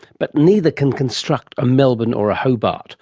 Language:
English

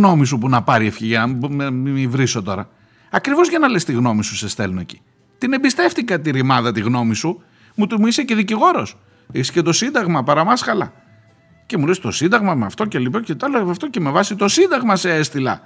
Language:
Greek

